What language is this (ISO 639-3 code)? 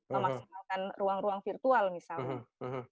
ind